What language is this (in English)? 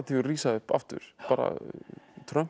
Icelandic